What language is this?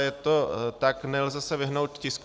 Czech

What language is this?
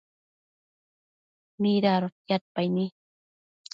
Matsés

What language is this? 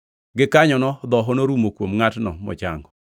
Luo (Kenya and Tanzania)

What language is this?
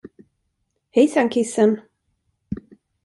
Swedish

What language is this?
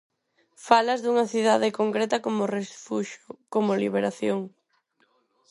Galician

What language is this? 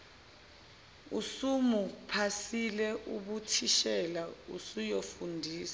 Zulu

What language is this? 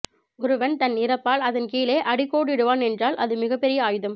Tamil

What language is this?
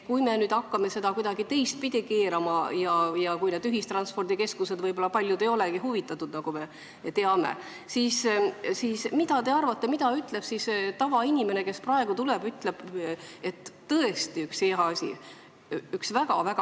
Estonian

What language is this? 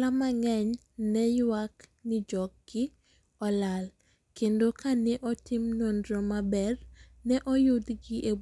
Luo (Kenya and Tanzania)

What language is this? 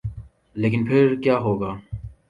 Urdu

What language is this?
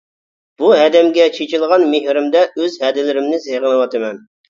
Uyghur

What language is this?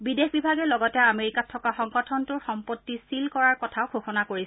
Assamese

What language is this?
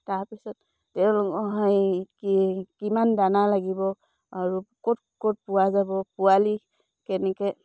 Assamese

